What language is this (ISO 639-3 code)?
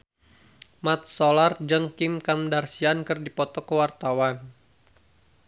sun